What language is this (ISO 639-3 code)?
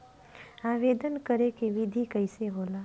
bho